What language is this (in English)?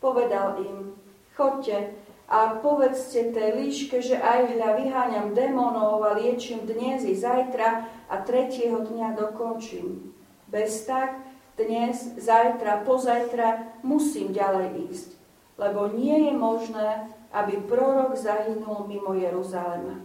Slovak